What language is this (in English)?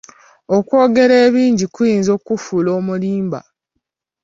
Ganda